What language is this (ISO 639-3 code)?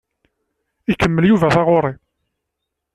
kab